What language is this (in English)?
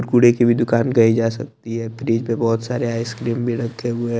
Hindi